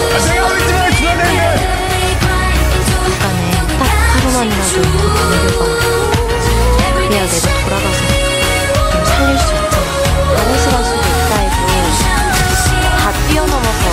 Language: Korean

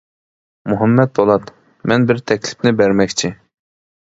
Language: Uyghur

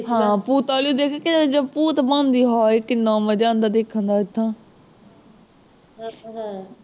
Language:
Punjabi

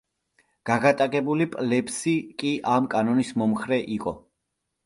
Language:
Georgian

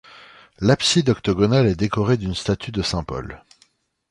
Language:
French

